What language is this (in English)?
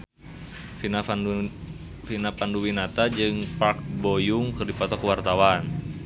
Sundanese